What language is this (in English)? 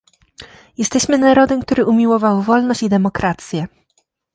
Polish